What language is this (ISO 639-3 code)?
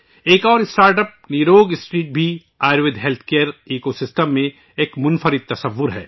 urd